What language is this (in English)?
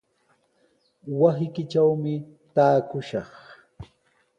Sihuas Ancash Quechua